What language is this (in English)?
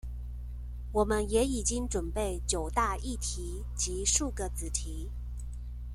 Chinese